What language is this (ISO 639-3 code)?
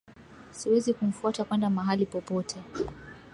swa